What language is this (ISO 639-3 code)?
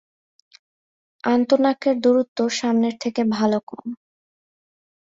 ben